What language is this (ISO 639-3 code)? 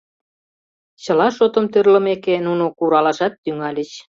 chm